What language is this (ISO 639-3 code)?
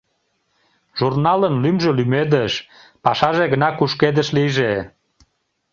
chm